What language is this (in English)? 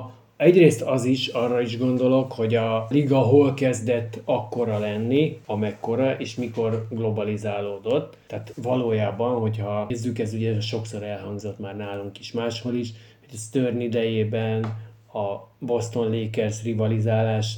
Hungarian